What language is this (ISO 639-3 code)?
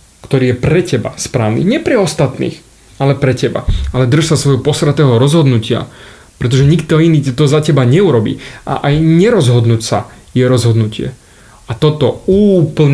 slk